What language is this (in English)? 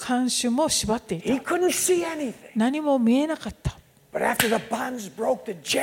Japanese